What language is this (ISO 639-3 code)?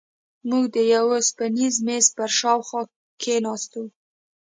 pus